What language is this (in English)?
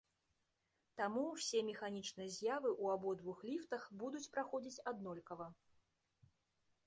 Belarusian